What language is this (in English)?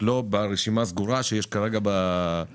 Hebrew